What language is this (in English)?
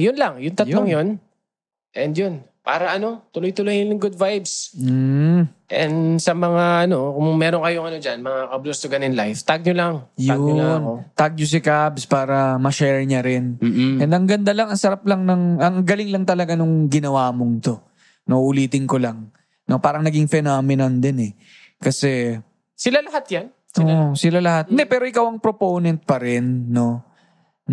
Filipino